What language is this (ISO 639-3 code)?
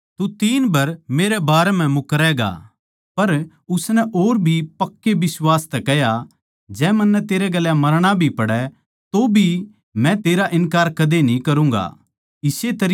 bgc